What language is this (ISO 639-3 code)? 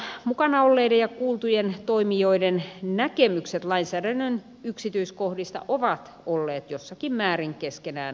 fin